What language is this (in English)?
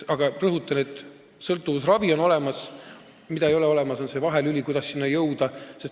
Estonian